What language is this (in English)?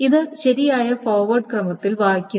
Malayalam